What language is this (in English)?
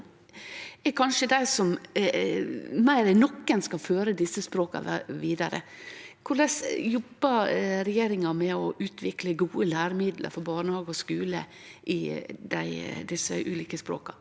Norwegian